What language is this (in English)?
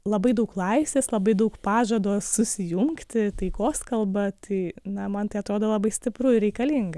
Lithuanian